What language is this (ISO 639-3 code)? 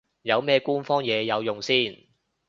yue